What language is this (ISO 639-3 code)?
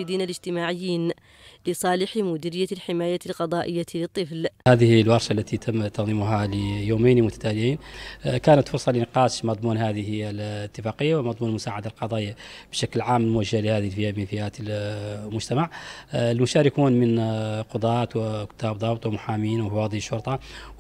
ara